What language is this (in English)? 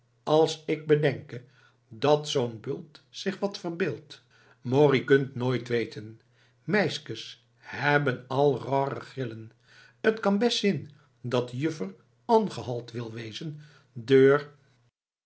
Dutch